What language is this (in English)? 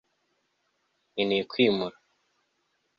Kinyarwanda